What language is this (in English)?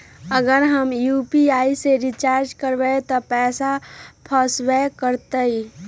Magahi